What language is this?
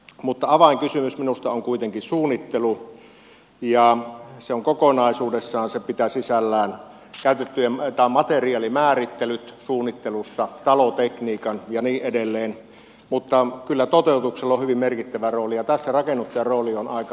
Finnish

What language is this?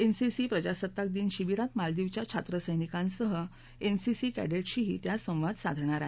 Marathi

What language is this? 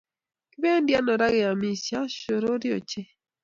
Kalenjin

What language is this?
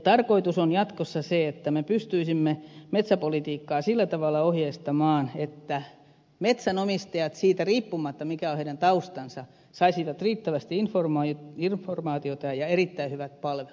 Finnish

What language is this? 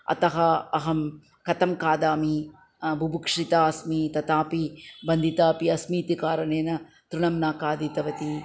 Sanskrit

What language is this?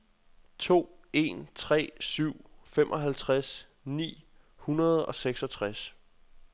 Danish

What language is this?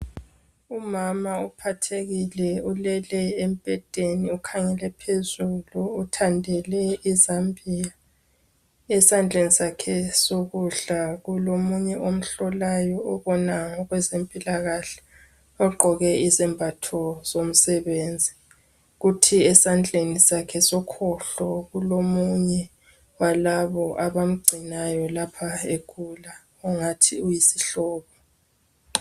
North Ndebele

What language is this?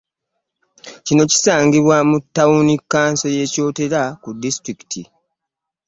Ganda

